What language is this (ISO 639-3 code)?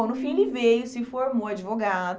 por